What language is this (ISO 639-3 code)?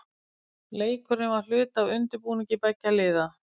isl